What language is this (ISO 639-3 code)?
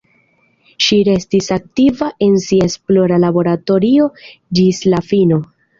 epo